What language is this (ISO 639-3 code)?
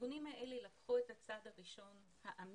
heb